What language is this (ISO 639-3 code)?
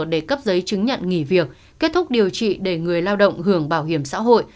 vie